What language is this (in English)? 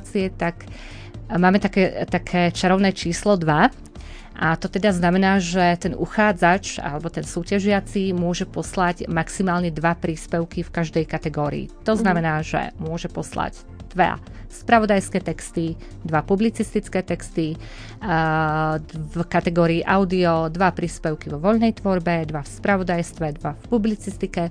Slovak